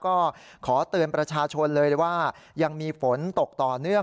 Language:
Thai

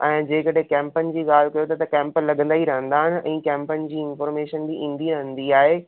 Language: Sindhi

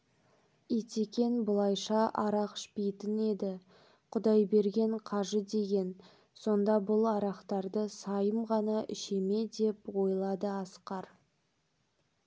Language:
Kazakh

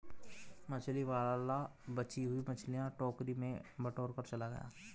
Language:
Hindi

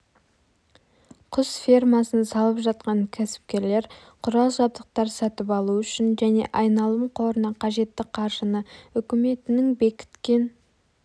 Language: Kazakh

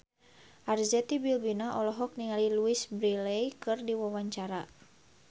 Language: Sundanese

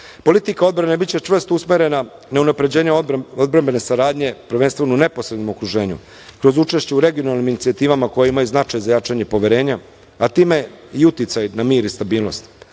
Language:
Serbian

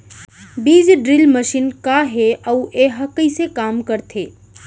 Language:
Chhattisgarhi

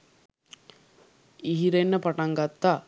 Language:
Sinhala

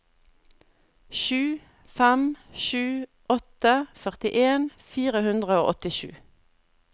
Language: Norwegian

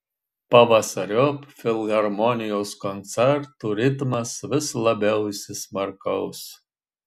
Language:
Lithuanian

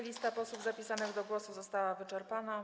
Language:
Polish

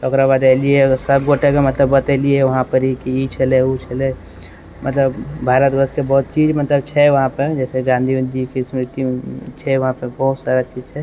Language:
Maithili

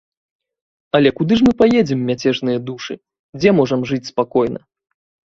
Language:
Belarusian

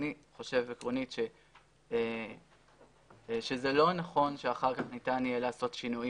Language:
Hebrew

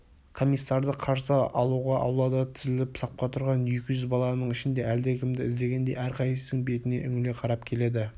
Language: Kazakh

